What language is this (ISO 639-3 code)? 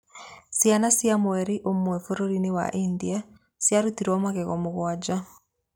kik